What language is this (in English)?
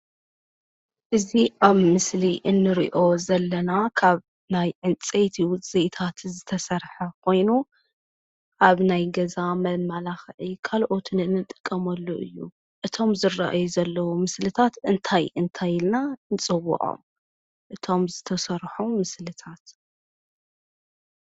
Tigrinya